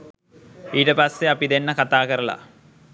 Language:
Sinhala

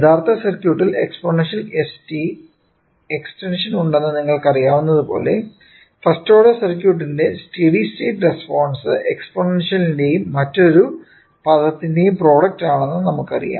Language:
Malayalam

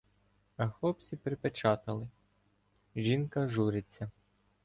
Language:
Ukrainian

